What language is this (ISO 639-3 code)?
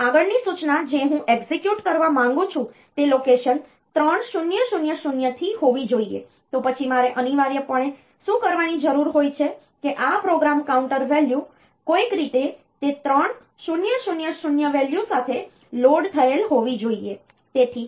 guj